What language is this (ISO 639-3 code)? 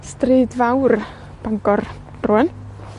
cym